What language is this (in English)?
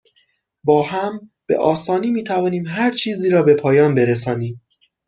Persian